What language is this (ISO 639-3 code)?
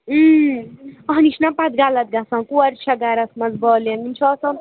kas